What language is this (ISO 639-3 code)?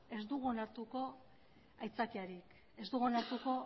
eus